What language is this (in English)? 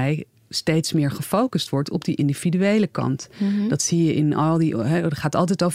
Dutch